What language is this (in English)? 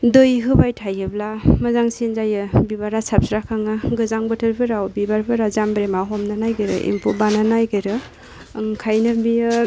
Bodo